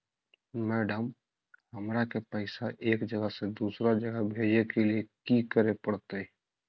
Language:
Magahi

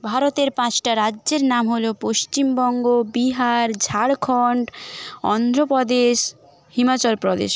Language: Bangla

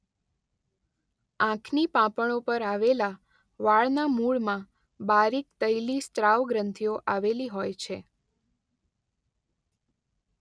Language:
Gujarati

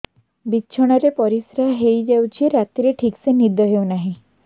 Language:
Odia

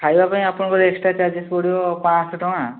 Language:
Odia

